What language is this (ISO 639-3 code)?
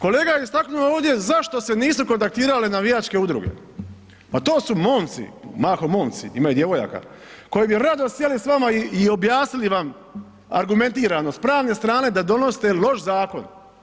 hrv